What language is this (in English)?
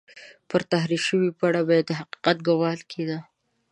Pashto